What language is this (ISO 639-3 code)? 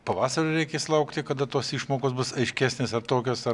lit